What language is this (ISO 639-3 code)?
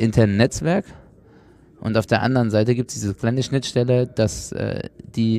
deu